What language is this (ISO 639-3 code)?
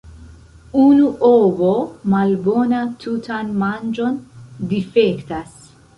epo